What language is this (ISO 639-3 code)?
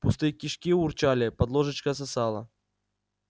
rus